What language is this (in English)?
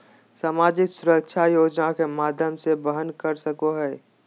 Magahi